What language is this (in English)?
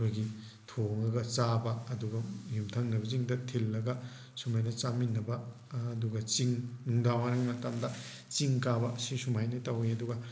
Manipuri